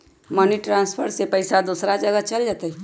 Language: Magahi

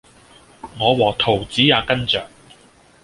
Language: Cantonese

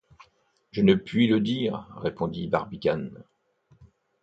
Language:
French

